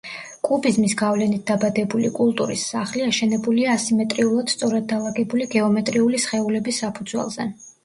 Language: Georgian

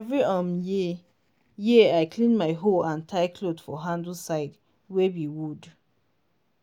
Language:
Nigerian Pidgin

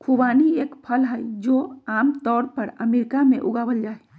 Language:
Magahi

